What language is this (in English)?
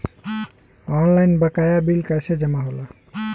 Bhojpuri